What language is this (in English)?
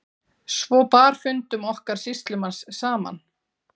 Icelandic